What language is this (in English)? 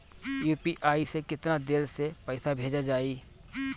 Bhojpuri